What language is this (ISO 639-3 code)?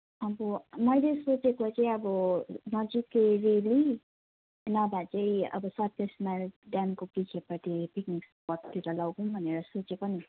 nep